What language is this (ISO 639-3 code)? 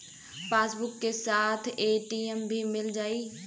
bho